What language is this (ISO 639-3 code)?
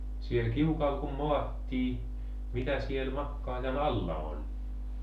fin